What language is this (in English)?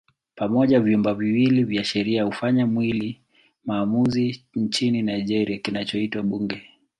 Swahili